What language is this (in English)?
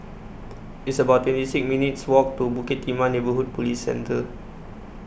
English